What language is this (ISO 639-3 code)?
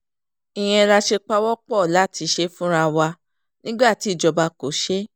yor